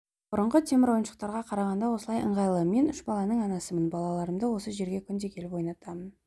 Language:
Kazakh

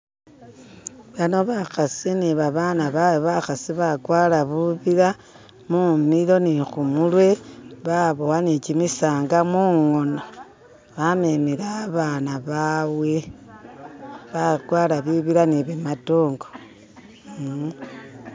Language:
Masaaba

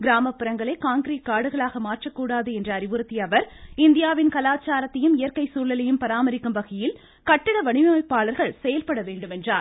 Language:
Tamil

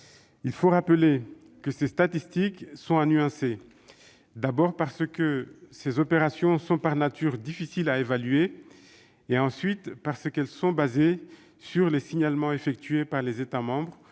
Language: French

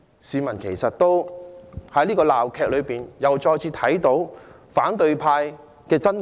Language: Cantonese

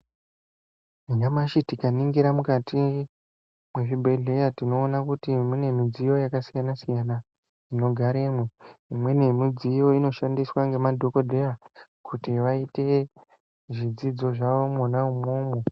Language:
Ndau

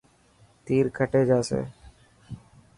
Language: Dhatki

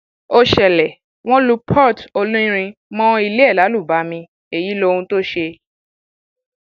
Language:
Yoruba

